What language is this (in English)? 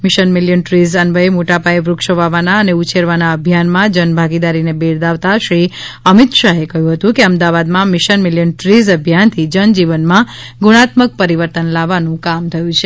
Gujarati